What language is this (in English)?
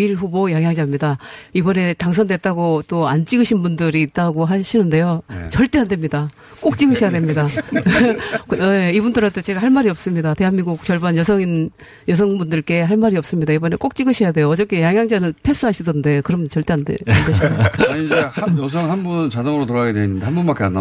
Korean